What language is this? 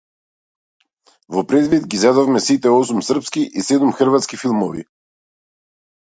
Macedonian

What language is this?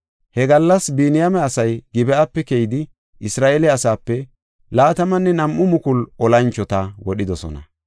Gofa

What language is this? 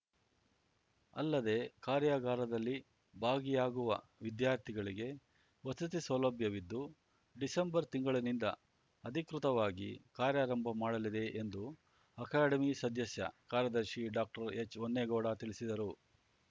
Kannada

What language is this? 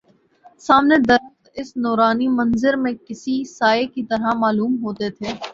Urdu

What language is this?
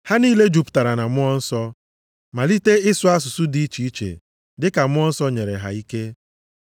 Igbo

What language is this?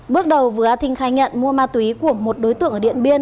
Vietnamese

